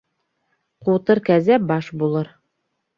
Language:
Bashkir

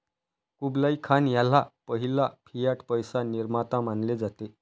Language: Marathi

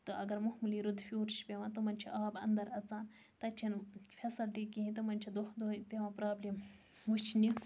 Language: Kashmiri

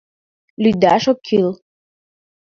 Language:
Mari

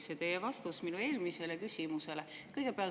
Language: Estonian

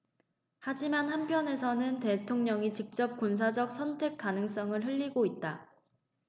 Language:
Korean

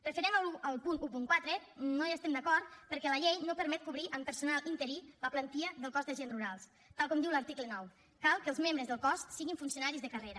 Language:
Catalan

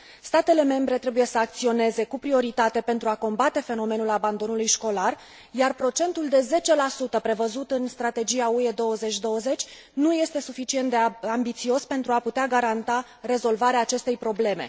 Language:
Romanian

